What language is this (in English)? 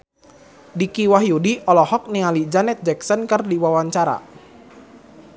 Sundanese